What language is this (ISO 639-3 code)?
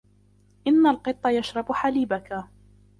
ara